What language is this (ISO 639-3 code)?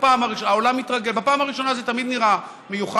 heb